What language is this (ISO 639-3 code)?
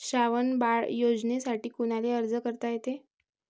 mar